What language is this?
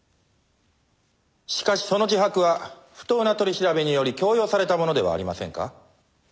Japanese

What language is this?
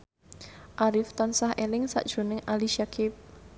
Javanese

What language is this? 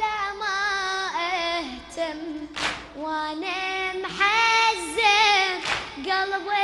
Arabic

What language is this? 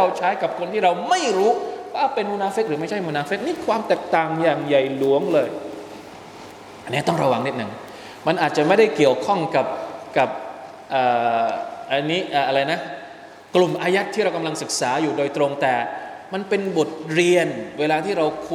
Thai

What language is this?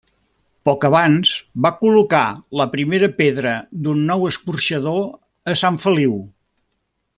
Catalan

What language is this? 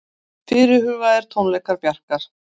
Icelandic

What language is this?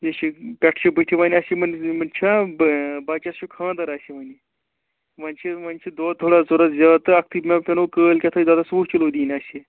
Kashmiri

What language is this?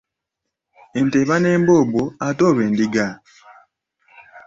Ganda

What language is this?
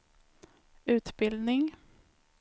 Swedish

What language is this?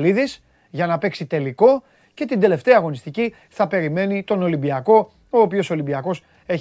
Greek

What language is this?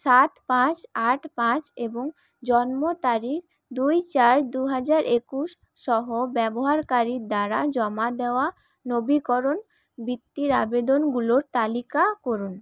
Bangla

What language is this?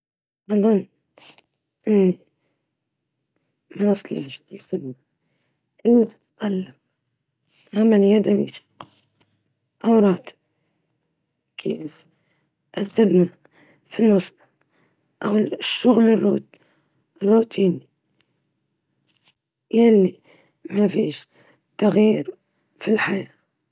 Libyan Arabic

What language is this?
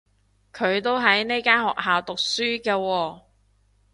Cantonese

